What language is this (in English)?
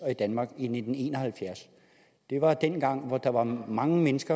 Danish